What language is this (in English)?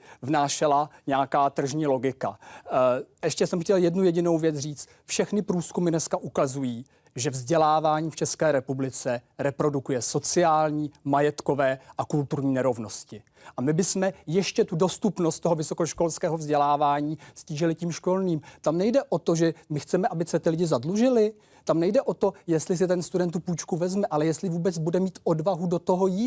Czech